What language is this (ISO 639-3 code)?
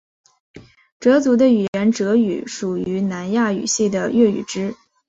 zho